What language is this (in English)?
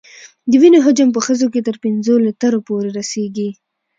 Pashto